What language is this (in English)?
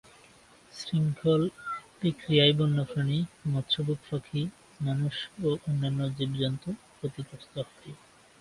Bangla